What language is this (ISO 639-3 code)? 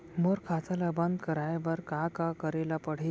hne